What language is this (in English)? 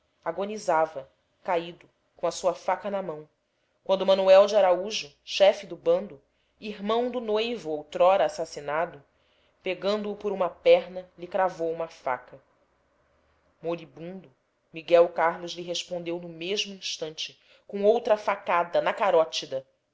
Portuguese